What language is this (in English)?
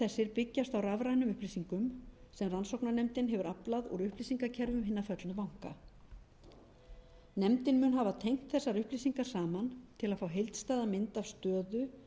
Icelandic